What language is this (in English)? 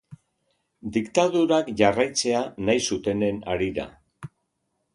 Basque